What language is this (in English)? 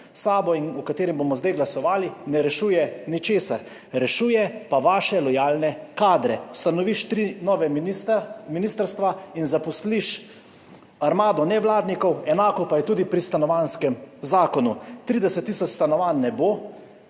Slovenian